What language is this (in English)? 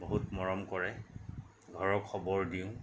Assamese